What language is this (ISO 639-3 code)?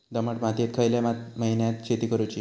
mar